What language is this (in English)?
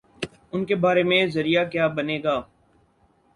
Urdu